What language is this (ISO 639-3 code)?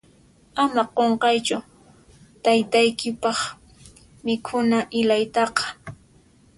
qxp